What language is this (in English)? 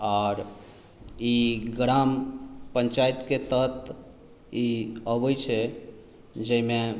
Maithili